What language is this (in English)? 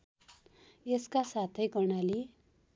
Nepali